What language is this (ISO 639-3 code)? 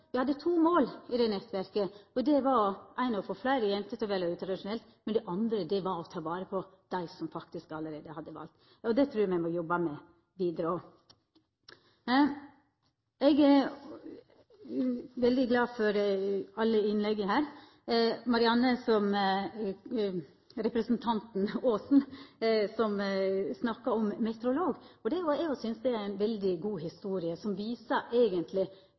nno